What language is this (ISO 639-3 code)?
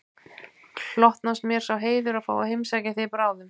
isl